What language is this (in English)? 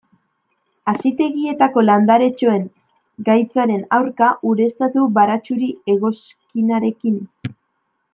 Basque